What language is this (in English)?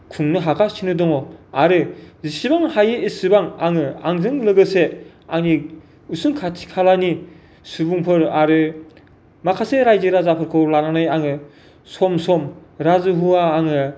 Bodo